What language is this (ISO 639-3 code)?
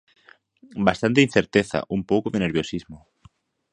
glg